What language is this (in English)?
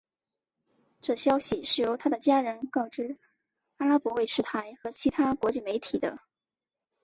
Chinese